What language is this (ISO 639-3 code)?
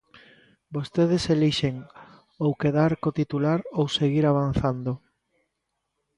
glg